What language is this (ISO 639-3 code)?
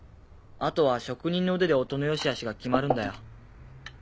jpn